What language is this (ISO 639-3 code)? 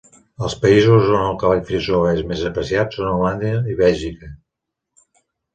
cat